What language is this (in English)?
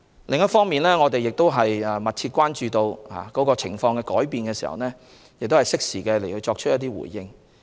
Cantonese